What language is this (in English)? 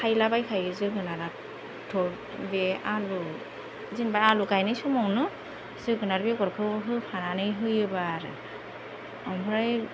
Bodo